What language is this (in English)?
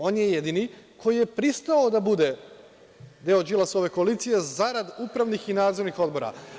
Serbian